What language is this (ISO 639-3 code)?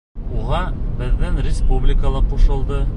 bak